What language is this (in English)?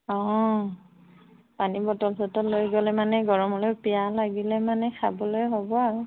Assamese